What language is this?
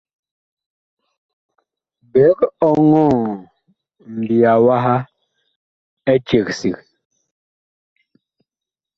Bakoko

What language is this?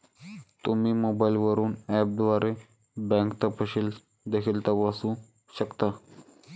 Marathi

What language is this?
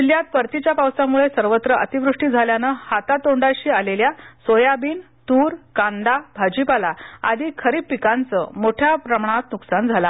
Marathi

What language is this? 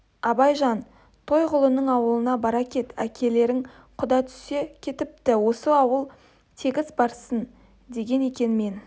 Kazakh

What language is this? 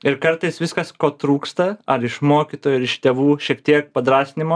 Lithuanian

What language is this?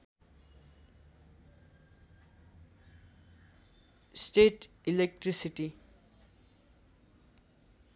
Nepali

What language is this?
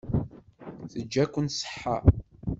Kabyle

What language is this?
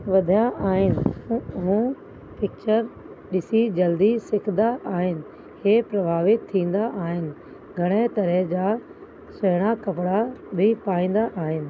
Sindhi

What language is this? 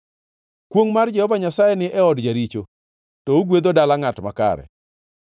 Luo (Kenya and Tanzania)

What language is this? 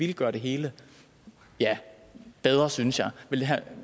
Danish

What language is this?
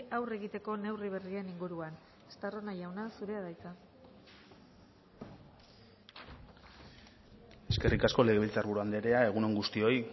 Basque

